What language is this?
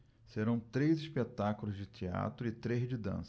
Portuguese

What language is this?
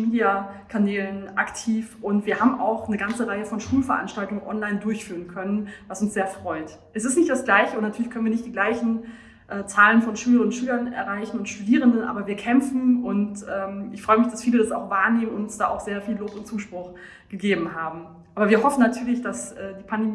German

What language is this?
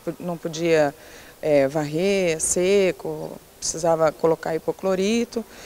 Portuguese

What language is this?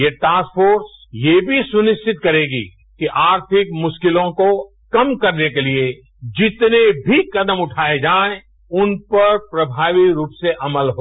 Hindi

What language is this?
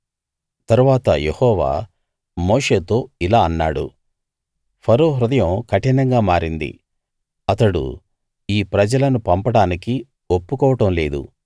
Telugu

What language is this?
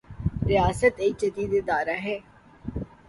Urdu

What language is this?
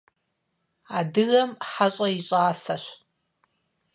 Kabardian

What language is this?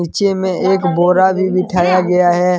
Hindi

